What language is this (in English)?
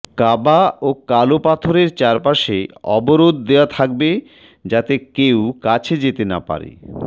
Bangla